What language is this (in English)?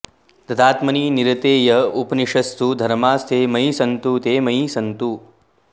Sanskrit